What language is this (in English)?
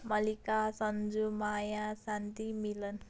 Nepali